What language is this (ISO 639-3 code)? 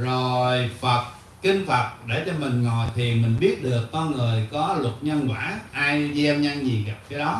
vie